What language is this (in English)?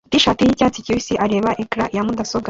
Kinyarwanda